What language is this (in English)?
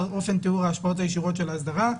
Hebrew